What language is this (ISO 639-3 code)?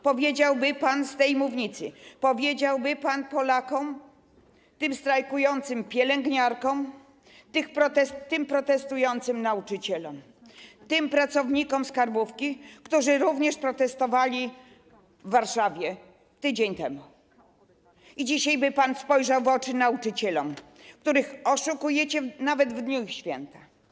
pol